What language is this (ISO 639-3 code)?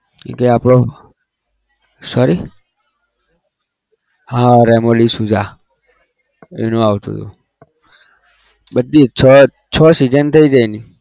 guj